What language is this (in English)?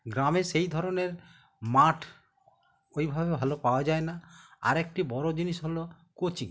Bangla